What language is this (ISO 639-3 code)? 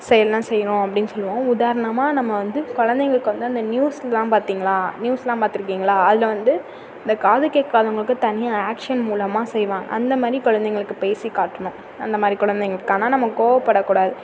tam